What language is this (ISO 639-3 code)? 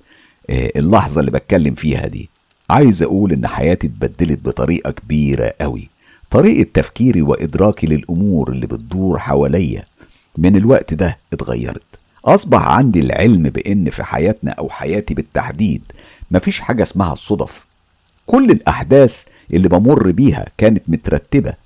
ara